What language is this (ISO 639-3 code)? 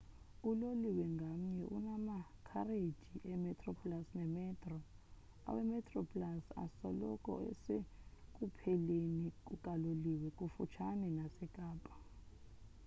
xho